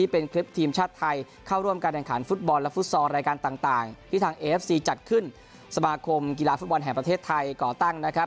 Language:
Thai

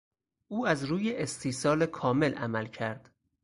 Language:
Persian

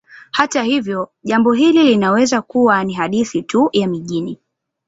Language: Swahili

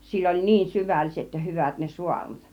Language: Finnish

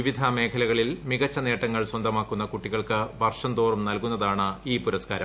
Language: Malayalam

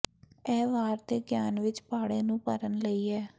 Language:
Punjabi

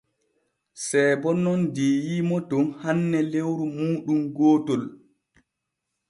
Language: Borgu Fulfulde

